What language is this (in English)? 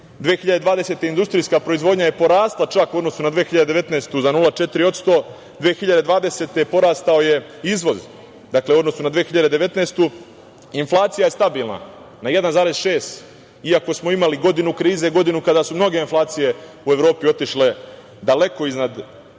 Serbian